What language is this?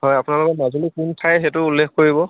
Assamese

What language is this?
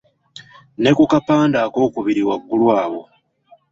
Ganda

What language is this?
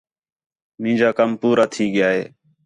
Khetrani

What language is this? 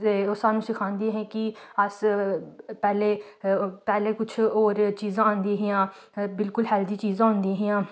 Dogri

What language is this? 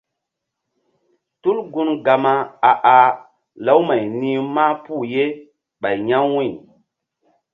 Mbum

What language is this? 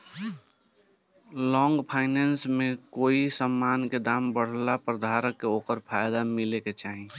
Bhojpuri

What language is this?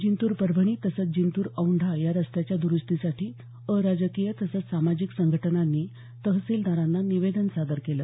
Marathi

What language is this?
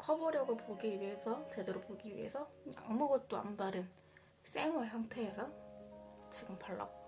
Korean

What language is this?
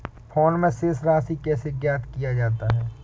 Hindi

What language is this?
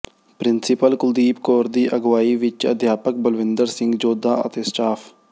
Punjabi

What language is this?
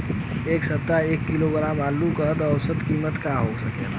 Bhojpuri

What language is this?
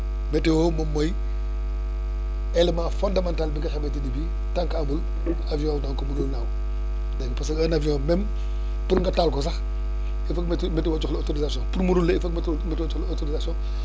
Wolof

